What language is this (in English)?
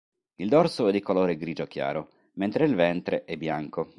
Italian